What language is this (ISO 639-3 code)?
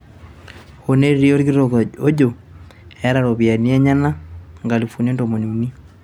mas